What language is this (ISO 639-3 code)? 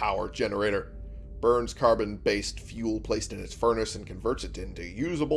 eng